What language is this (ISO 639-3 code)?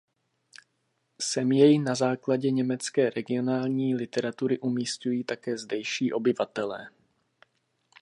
ces